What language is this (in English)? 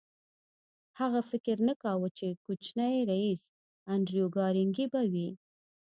Pashto